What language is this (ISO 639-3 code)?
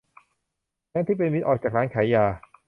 tha